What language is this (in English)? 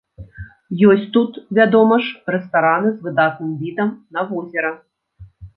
Belarusian